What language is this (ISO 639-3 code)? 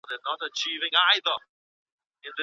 pus